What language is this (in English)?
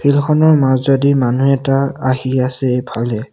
Assamese